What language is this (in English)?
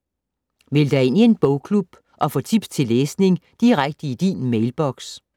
Danish